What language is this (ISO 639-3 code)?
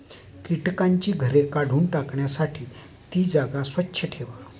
mar